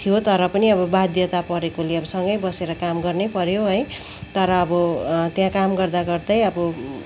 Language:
Nepali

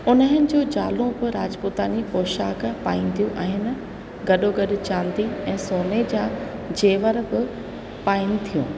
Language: Sindhi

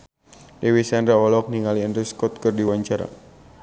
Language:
Sundanese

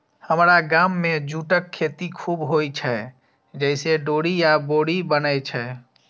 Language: Maithili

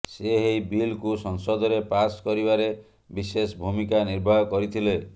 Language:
Odia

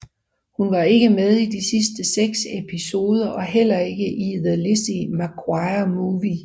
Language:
Danish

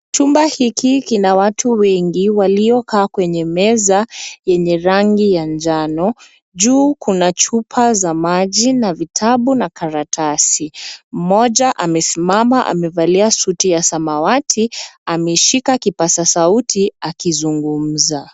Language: Swahili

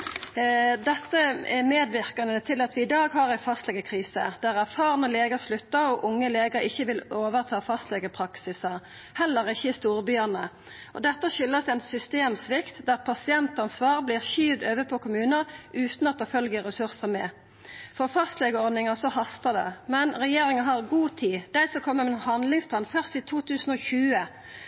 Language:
Norwegian Nynorsk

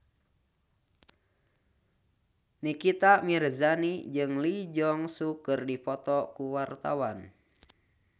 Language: Sundanese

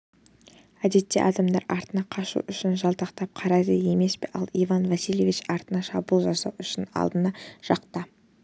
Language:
Kazakh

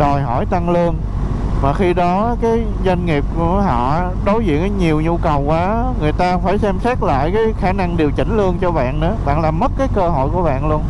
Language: Vietnamese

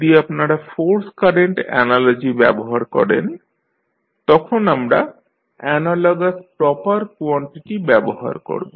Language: Bangla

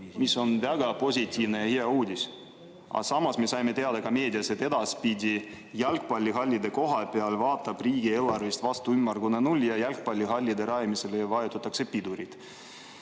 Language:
Estonian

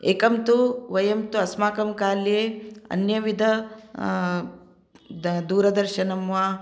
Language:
Sanskrit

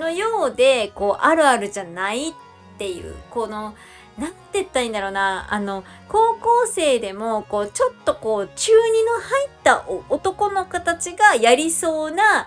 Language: Japanese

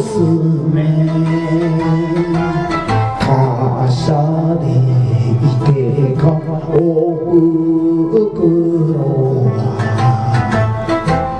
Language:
Korean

